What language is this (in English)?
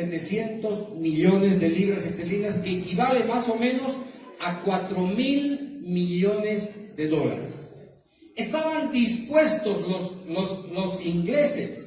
Spanish